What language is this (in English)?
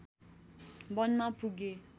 Nepali